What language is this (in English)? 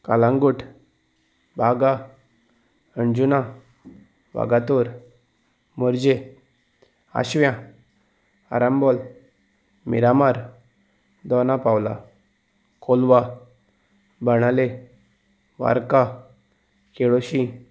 Konkani